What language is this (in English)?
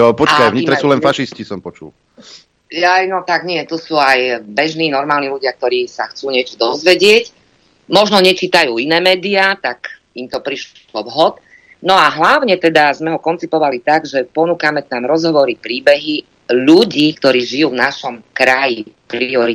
Slovak